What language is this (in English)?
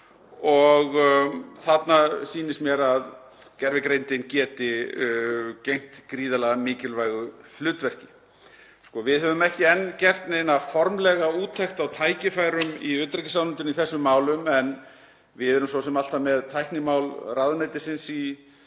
Icelandic